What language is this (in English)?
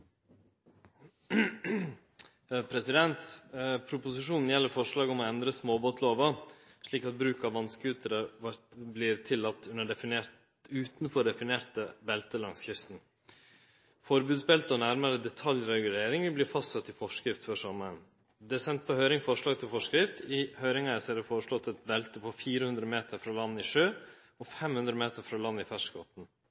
Norwegian Nynorsk